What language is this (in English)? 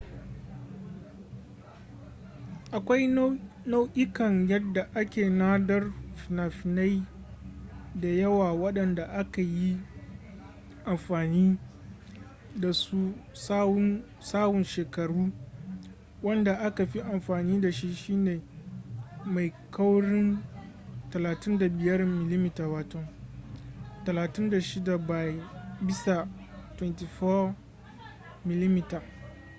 Hausa